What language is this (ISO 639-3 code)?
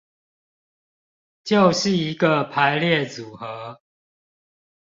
zho